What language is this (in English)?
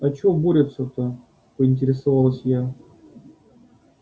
Russian